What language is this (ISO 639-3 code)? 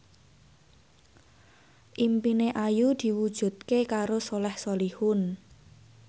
jav